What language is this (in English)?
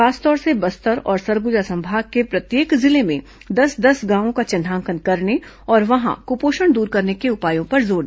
Hindi